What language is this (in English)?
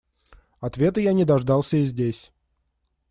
Russian